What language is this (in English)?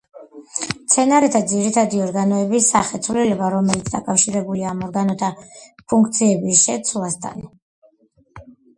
Georgian